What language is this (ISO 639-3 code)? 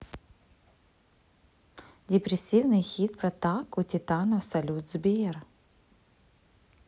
rus